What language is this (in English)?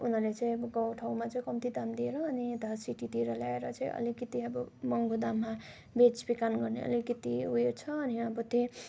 Nepali